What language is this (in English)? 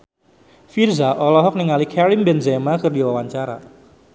Sundanese